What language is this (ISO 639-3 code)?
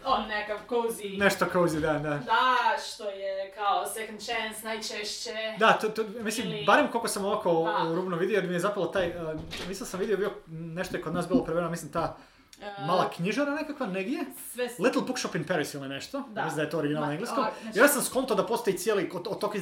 hrv